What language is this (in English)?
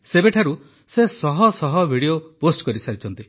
Odia